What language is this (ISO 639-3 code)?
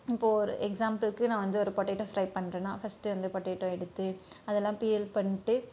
tam